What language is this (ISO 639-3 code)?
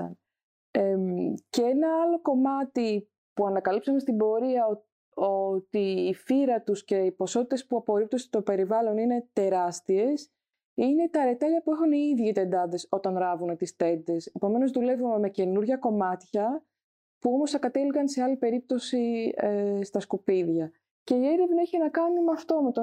ell